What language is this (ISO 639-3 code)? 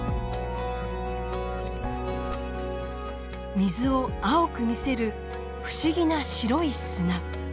jpn